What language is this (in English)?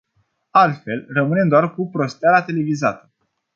Romanian